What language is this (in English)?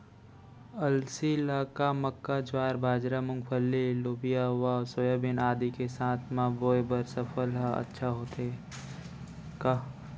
Chhattisgarhi